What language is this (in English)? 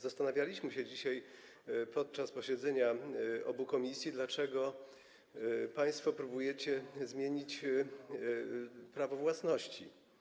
Polish